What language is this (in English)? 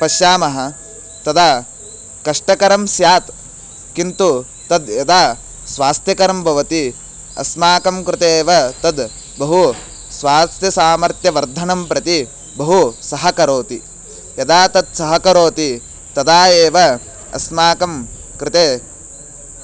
Sanskrit